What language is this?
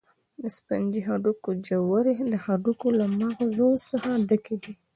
Pashto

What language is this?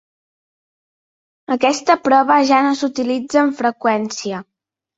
Catalan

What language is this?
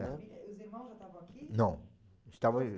Portuguese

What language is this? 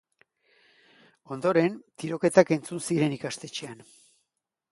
Basque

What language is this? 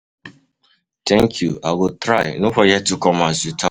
Nigerian Pidgin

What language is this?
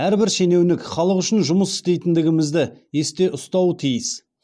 Kazakh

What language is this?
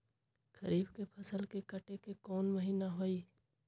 Magahi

